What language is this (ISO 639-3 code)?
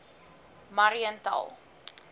afr